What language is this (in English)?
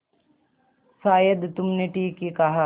Hindi